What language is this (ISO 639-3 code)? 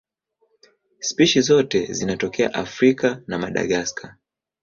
swa